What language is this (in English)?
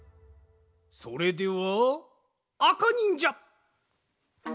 Japanese